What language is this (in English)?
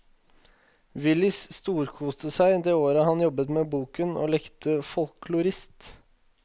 Norwegian